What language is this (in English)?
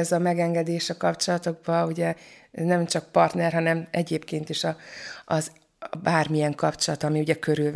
Hungarian